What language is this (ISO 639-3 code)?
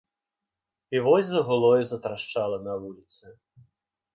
bel